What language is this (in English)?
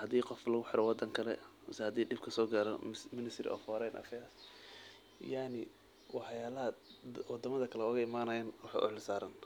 Somali